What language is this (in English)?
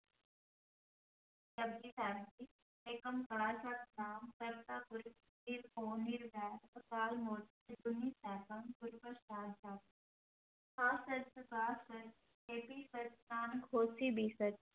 Punjabi